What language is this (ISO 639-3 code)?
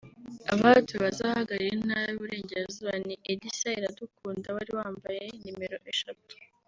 kin